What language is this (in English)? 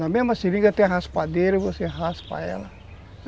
Portuguese